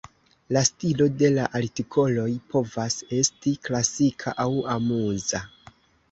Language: Esperanto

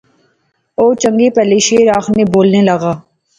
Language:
Pahari-Potwari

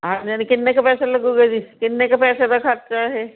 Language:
Punjabi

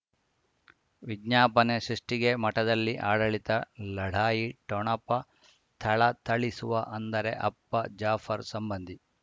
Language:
Kannada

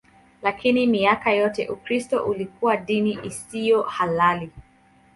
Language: Swahili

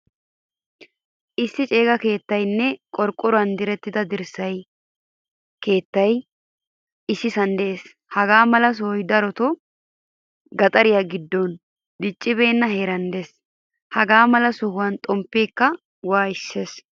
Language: Wolaytta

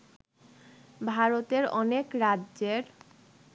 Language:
Bangla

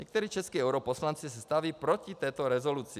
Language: Czech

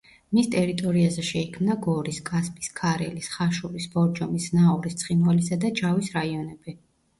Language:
Georgian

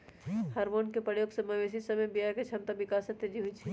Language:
Magahi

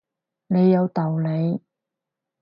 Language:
Cantonese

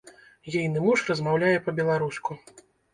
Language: Belarusian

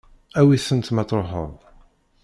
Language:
Kabyle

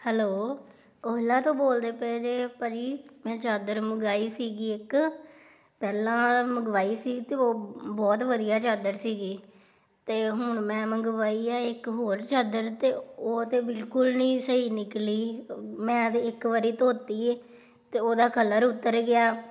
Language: Punjabi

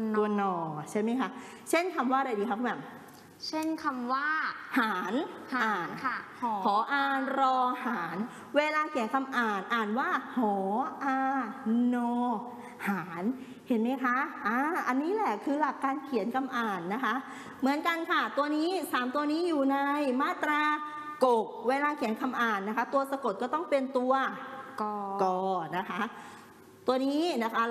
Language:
Thai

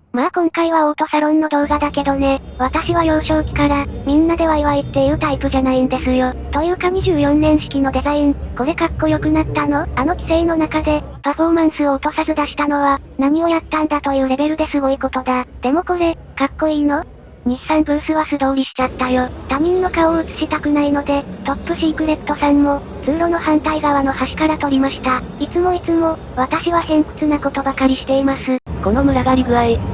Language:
Japanese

